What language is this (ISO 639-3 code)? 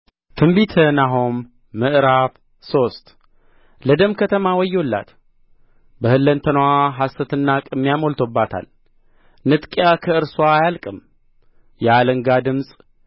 amh